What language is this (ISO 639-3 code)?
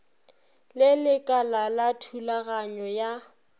nso